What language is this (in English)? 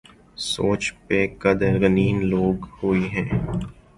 Urdu